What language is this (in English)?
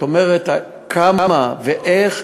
Hebrew